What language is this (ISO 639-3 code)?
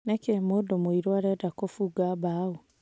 kik